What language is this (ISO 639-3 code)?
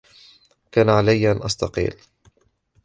ara